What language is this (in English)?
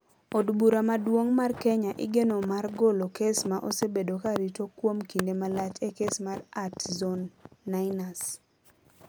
Luo (Kenya and Tanzania)